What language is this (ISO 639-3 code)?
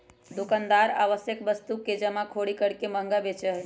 mag